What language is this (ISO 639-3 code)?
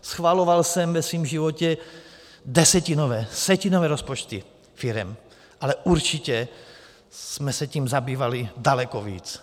ces